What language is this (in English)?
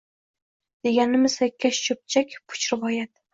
Uzbek